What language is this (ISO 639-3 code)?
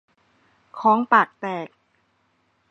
tha